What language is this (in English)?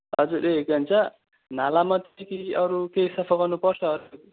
Nepali